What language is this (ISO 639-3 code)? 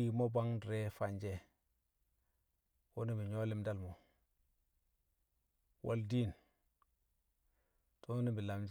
kcq